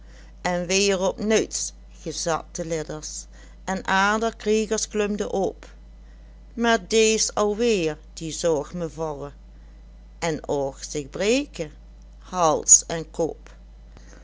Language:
Dutch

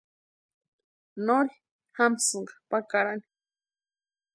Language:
Western Highland Purepecha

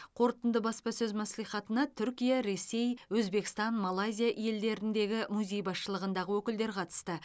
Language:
Kazakh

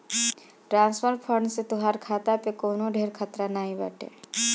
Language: Bhojpuri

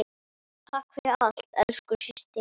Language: Icelandic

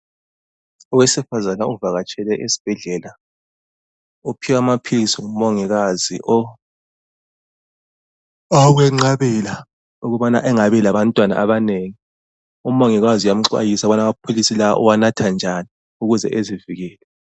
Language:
North Ndebele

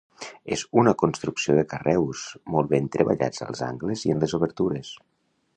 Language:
Catalan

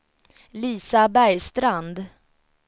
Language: Swedish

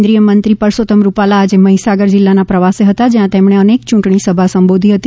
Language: Gujarati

